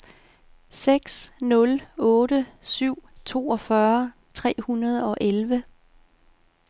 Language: Danish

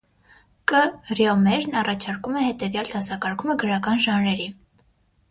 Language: Armenian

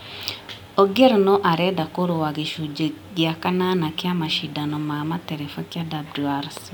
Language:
Kikuyu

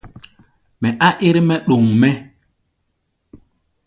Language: Gbaya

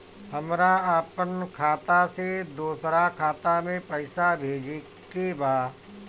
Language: Bhojpuri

